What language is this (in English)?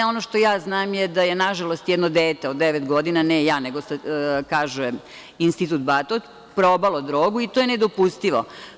Serbian